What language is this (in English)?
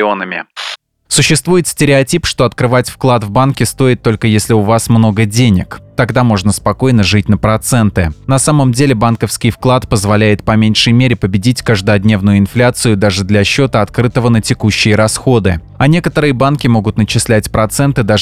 Russian